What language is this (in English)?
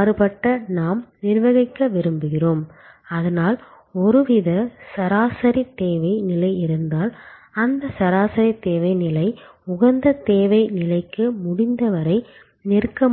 Tamil